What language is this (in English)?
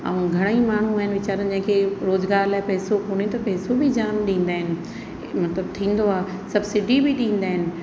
Sindhi